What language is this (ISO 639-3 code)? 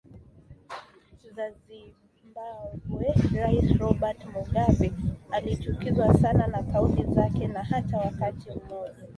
swa